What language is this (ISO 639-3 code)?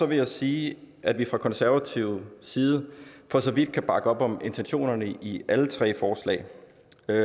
dan